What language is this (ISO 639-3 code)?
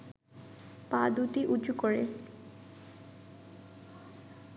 ben